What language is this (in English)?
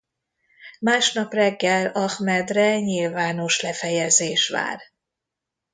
Hungarian